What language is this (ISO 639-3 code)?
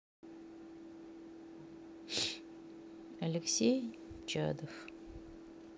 rus